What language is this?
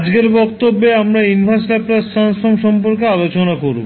Bangla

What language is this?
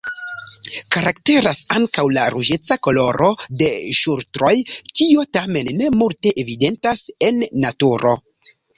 Esperanto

